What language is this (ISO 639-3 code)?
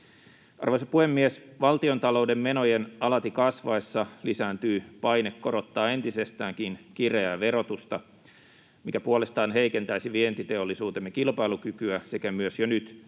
fin